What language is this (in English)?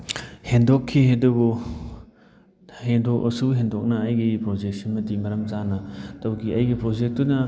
Manipuri